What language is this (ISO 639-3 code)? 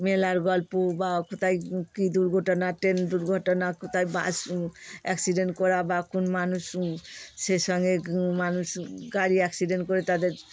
ben